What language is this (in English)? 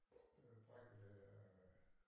Danish